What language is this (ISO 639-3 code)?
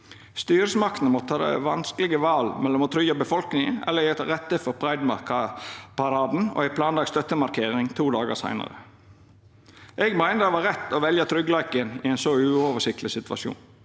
nor